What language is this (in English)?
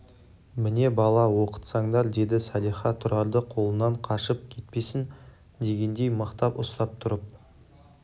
Kazakh